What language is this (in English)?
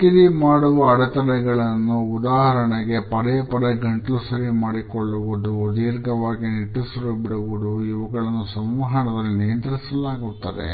Kannada